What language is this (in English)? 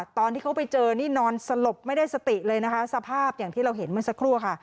Thai